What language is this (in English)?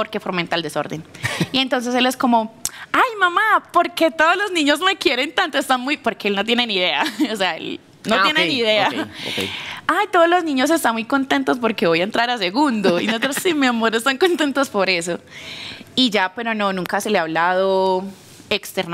Spanish